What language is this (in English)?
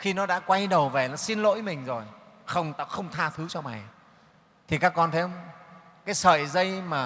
Vietnamese